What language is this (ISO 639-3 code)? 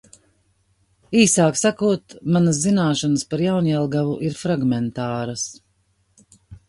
lav